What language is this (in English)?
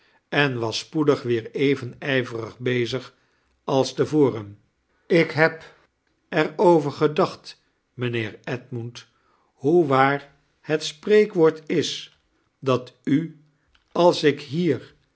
Dutch